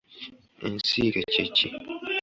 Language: Ganda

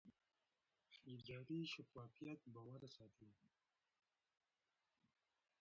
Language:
Pashto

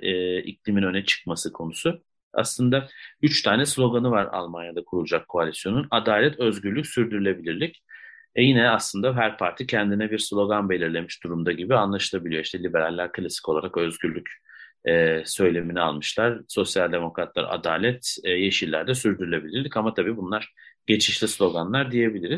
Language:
Turkish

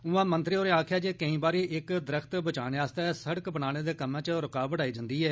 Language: Dogri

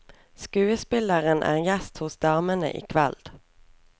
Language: Norwegian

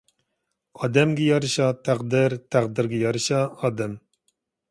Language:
Uyghur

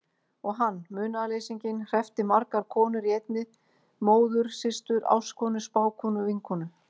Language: Icelandic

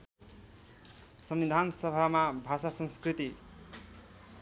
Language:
Nepali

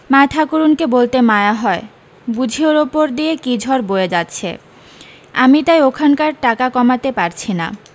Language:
Bangla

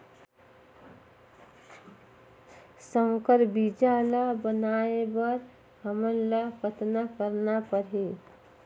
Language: Chhattisgarhi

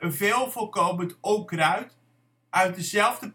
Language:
Dutch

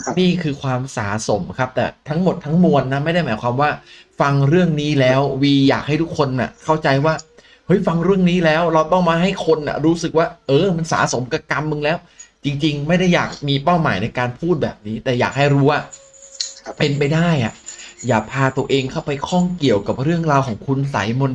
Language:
Thai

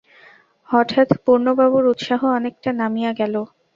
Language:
Bangla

